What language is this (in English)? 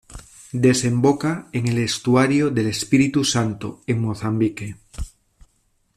Spanish